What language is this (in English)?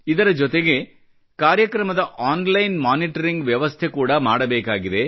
Kannada